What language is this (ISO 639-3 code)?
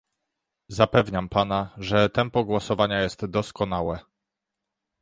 pol